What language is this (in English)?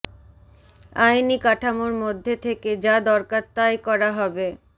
Bangla